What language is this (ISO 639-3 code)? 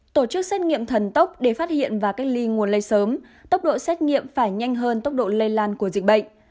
vie